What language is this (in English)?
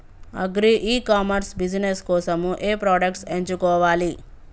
Telugu